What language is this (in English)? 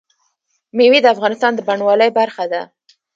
Pashto